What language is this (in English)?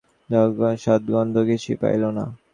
Bangla